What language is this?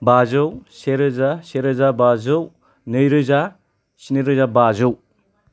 Bodo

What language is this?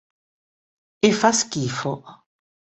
Italian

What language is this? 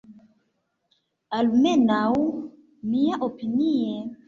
Esperanto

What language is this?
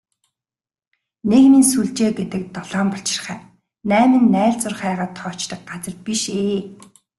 Mongolian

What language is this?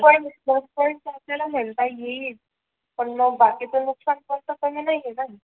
Marathi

